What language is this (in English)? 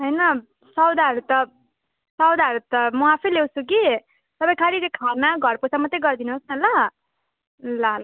Nepali